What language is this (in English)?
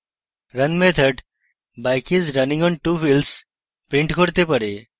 Bangla